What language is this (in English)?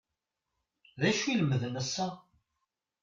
Kabyle